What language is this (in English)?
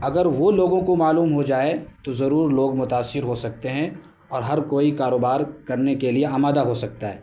Urdu